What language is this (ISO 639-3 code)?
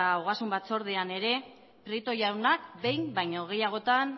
eus